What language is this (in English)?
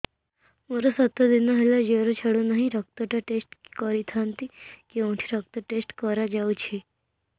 Odia